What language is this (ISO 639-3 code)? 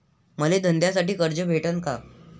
mar